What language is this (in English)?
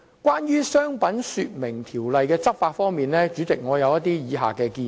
Cantonese